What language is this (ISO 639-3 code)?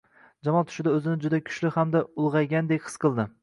uzb